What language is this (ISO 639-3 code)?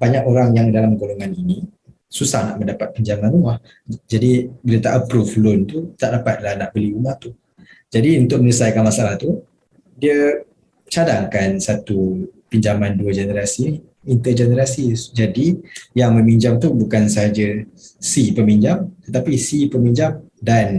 msa